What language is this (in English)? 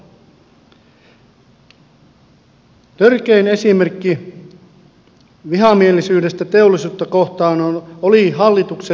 Finnish